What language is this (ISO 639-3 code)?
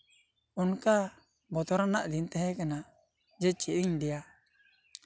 sat